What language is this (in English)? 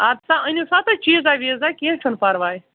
Kashmiri